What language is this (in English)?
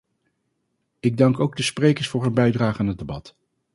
Dutch